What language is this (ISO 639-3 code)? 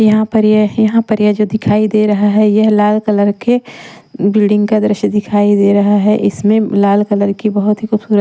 hin